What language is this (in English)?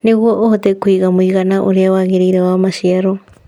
Kikuyu